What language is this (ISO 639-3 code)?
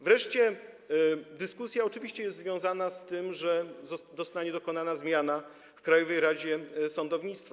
pol